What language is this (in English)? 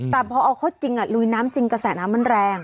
Thai